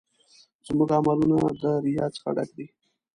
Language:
Pashto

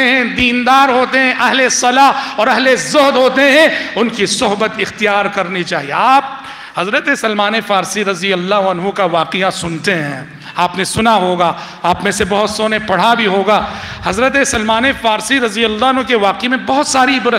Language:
Arabic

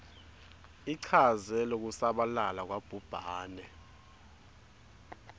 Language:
Swati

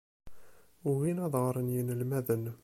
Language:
Kabyle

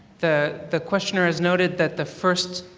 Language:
English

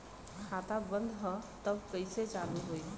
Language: Bhojpuri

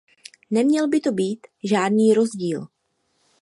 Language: Czech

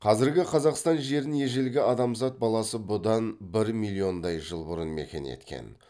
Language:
Kazakh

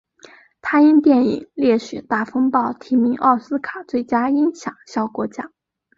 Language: Chinese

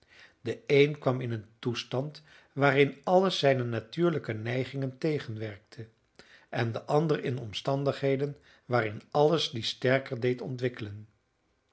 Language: Dutch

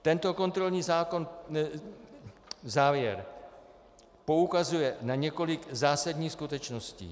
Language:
Czech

